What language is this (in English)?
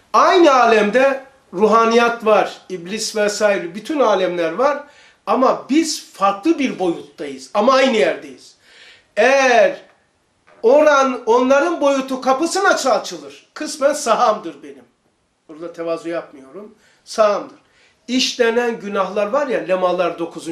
Turkish